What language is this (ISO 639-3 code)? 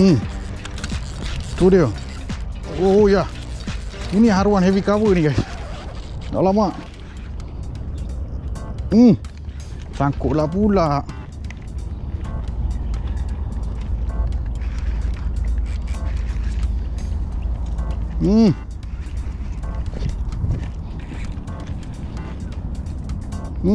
msa